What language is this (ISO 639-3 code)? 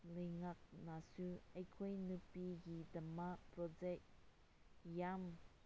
mni